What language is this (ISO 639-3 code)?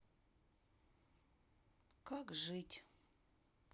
rus